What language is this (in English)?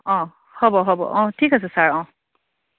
Assamese